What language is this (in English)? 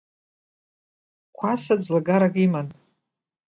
Abkhazian